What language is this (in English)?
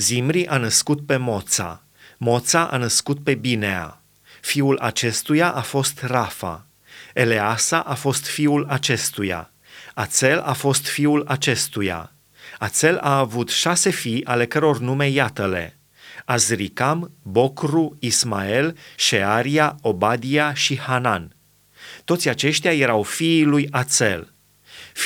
Romanian